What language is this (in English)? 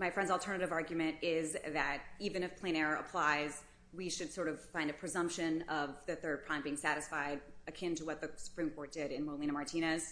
English